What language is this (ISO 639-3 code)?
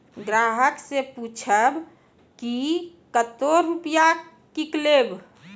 mai